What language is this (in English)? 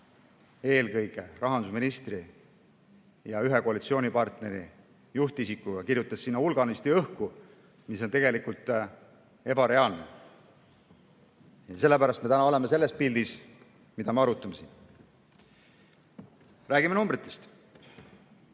Estonian